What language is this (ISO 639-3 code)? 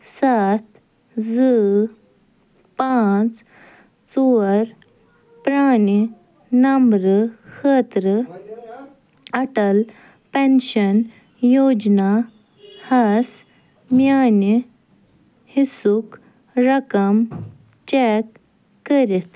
kas